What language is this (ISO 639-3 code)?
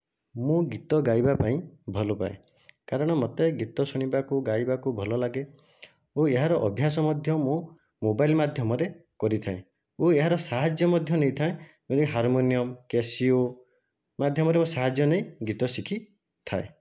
ori